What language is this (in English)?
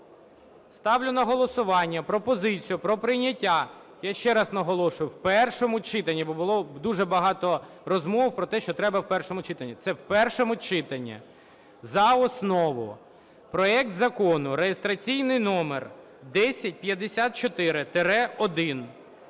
Ukrainian